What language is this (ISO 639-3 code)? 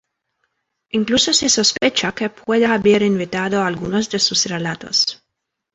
spa